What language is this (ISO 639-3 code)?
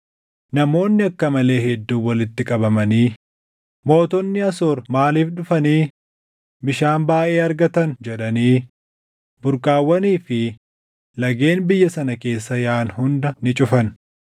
orm